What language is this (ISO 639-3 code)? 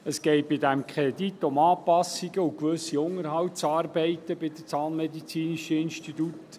gsw